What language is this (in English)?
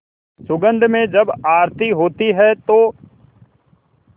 Hindi